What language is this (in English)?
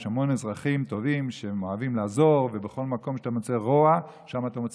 Hebrew